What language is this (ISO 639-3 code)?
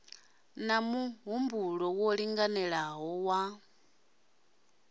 ven